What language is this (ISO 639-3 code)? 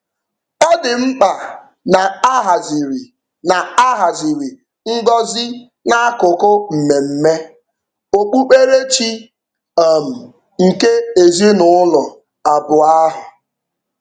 ibo